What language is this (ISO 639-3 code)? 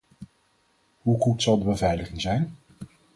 nld